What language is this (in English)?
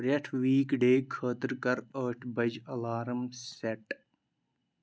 Kashmiri